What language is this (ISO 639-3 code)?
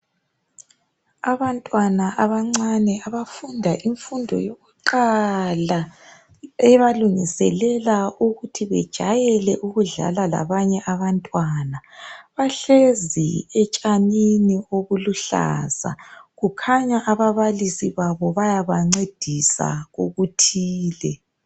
nde